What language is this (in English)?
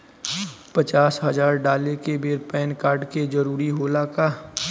Bhojpuri